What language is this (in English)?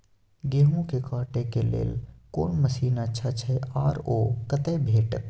Maithili